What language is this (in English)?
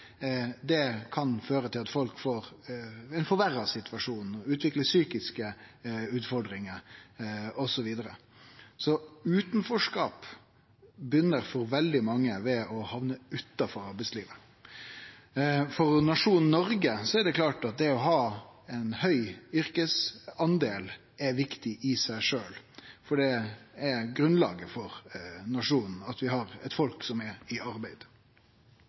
Norwegian Nynorsk